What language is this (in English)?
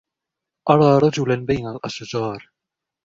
Arabic